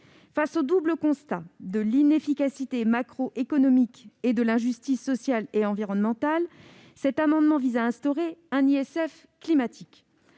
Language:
French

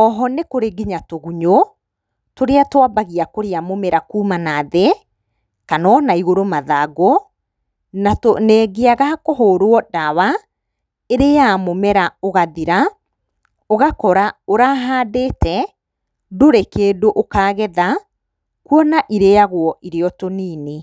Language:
Kikuyu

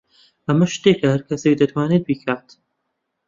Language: Central Kurdish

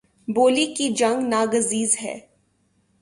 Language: Urdu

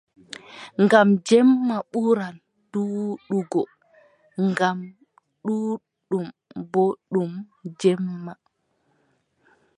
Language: Adamawa Fulfulde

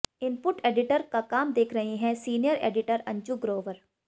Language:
Hindi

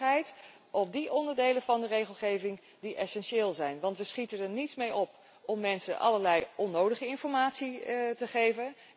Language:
Dutch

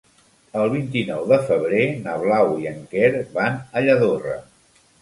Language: Catalan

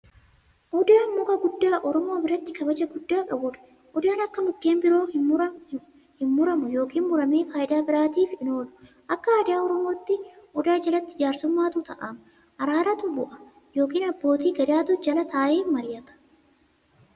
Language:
Oromo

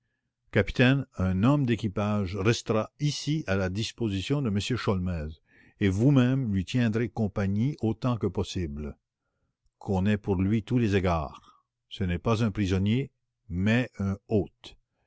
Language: French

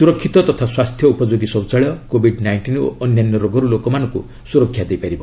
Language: Odia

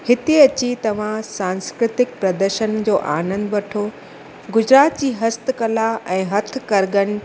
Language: Sindhi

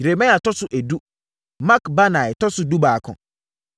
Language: Akan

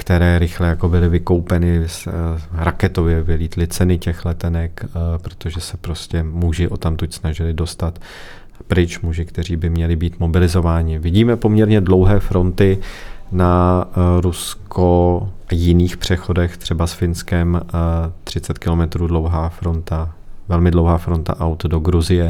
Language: Czech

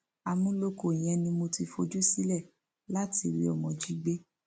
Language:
Yoruba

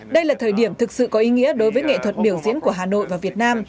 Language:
Vietnamese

